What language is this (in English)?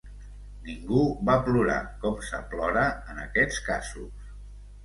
Catalan